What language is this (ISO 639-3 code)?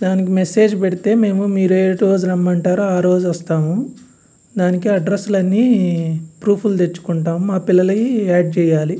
tel